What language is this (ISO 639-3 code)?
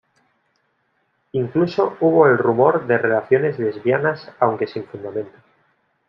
spa